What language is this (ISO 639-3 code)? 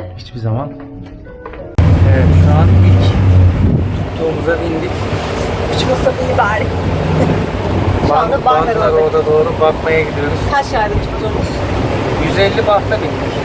tur